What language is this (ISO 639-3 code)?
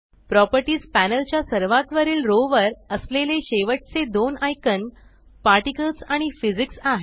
mar